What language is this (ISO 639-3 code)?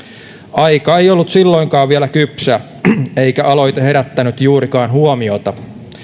fin